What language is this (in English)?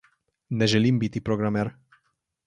Slovenian